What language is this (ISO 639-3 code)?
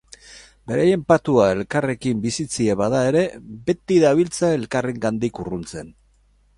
eus